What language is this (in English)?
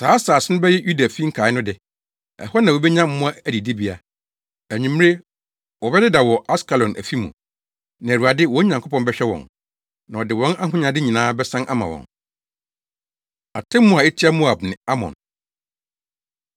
Akan